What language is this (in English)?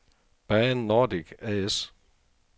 Danish